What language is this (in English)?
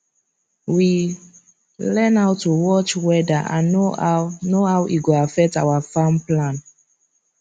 Nigerian Pidgin